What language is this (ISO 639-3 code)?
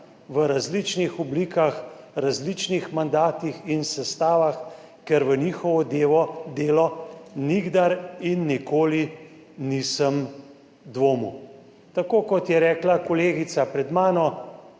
slv